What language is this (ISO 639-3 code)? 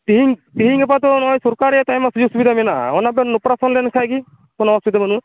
sat